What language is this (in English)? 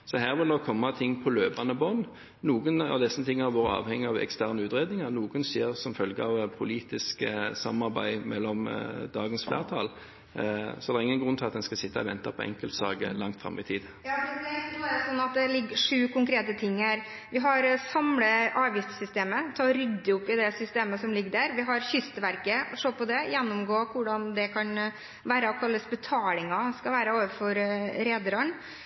Norwegian Bokmål